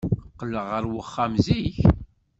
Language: Kabyle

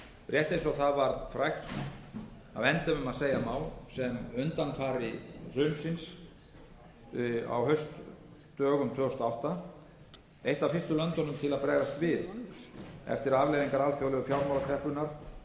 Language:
Icelandic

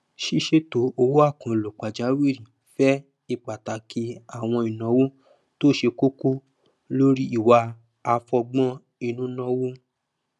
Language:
Yoruba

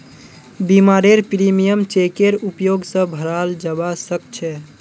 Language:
Magahi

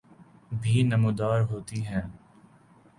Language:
Urdu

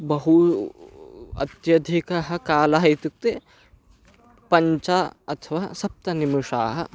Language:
Sanskrit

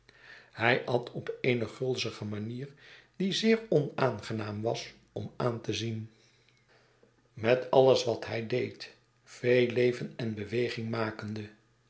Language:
Dutch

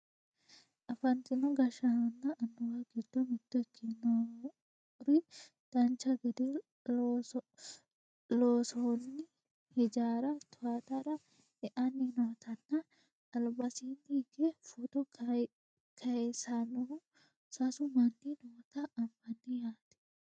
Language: Sidamo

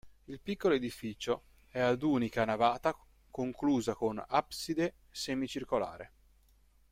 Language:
Italian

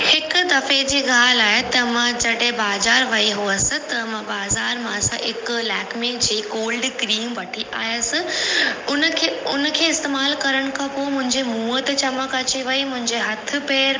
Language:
Sindhi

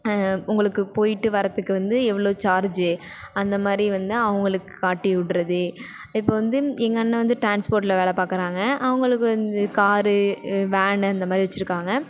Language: Tamil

